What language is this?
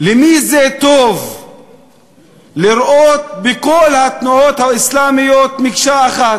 Hebrew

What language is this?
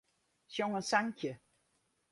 Western Frisian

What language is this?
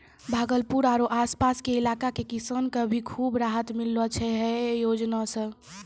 Maithili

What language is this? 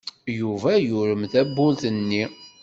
Kabyle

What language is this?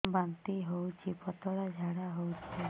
Odia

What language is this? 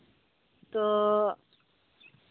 Santali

